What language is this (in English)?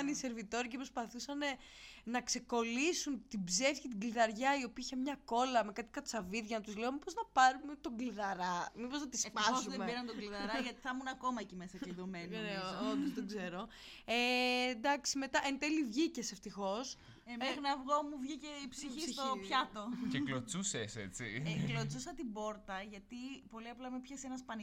Greek